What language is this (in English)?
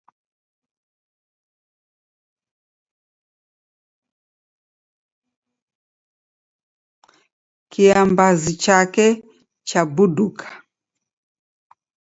Taita